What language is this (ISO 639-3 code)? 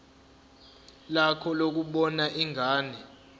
zul